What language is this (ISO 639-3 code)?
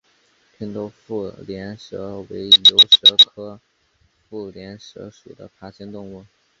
zho